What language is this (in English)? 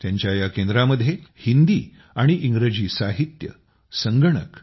Marathi